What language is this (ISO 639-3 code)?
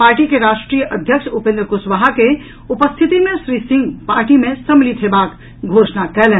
mai